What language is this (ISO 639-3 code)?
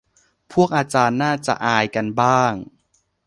tha